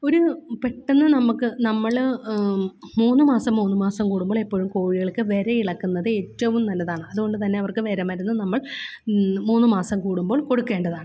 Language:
Malayalam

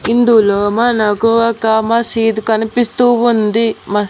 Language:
Telugu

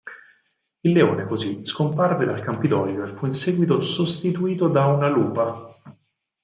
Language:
Italian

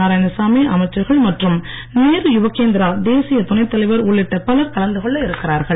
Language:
Tamil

